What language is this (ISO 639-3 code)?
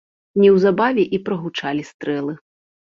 bel